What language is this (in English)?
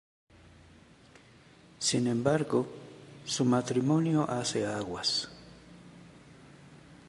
Spanish